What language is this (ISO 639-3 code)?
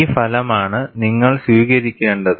mal